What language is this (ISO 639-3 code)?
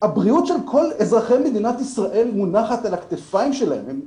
heb